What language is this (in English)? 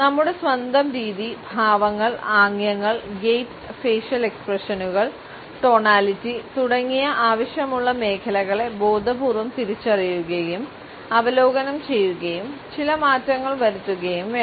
Malayalam